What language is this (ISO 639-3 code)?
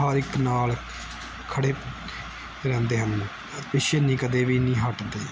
pan